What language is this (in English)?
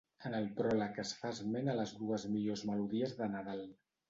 Catalan